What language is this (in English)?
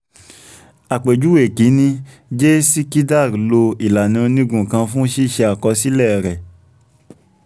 Yoruba